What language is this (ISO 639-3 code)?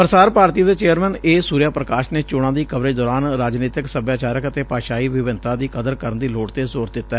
pan